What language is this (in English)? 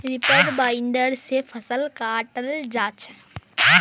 Magahi